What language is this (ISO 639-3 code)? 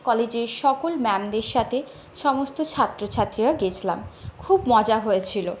ben